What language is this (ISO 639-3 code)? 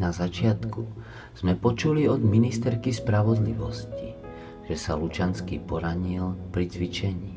ces